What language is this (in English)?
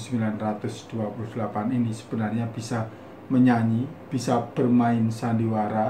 Indonesian